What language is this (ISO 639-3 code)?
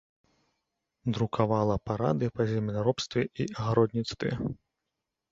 bel